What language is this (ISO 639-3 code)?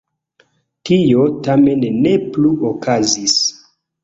epo